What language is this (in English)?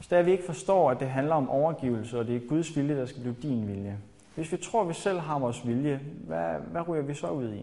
Danish